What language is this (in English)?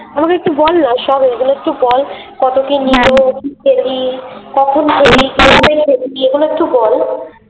Bangla